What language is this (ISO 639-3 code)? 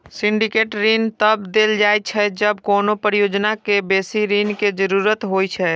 mai